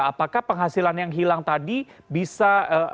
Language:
Indonesian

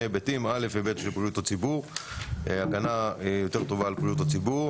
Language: Hebrew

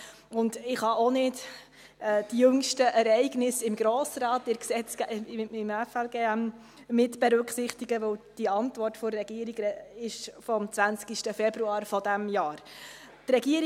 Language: Swiss German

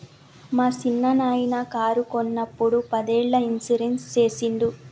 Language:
Telugu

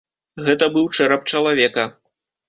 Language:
Belarusian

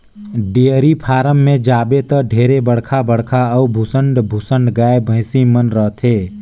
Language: Chhattisgarhi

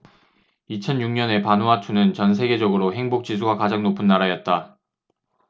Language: Korean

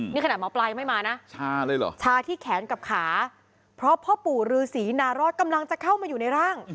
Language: Thai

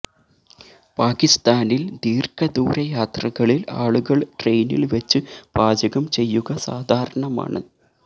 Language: Malayalam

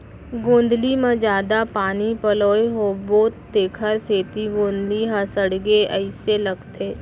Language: Chhattisgarhi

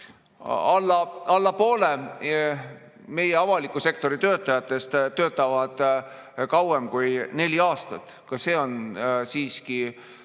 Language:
Estonian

